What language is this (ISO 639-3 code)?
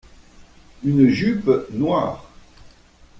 fra